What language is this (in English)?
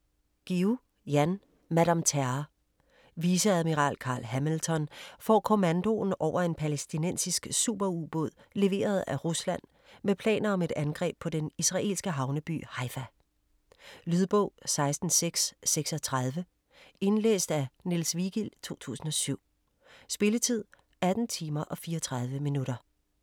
Danish